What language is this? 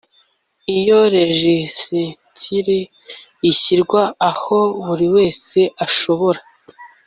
Kinyarwanda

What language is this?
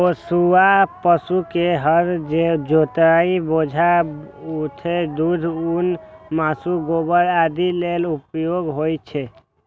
Maithili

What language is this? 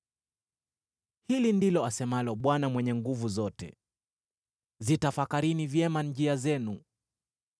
Swahili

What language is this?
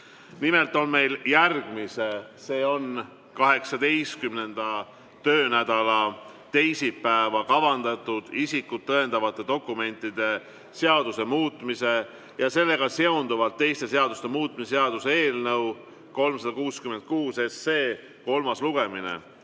Estonian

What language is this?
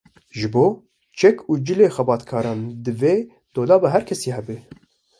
Kurdish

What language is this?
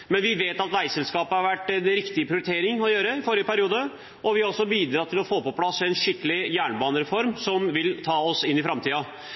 Norwegian Bokmål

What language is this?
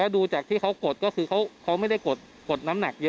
Thai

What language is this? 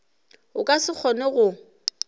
Northern Sotho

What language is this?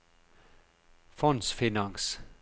Norwegian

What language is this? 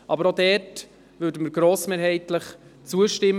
Swiss German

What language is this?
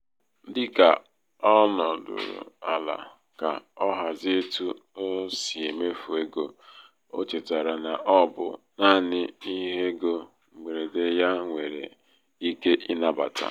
Igbo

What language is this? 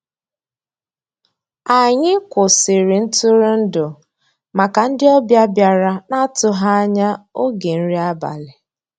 Igbo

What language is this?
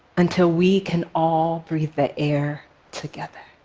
English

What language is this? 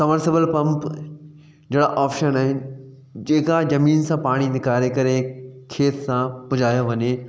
Sindhi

